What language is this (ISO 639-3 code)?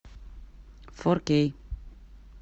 rus